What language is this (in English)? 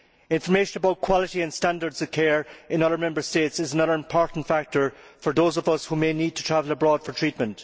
English